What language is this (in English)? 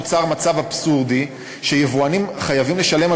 Hebrew